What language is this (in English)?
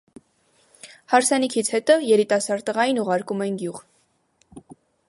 Armenian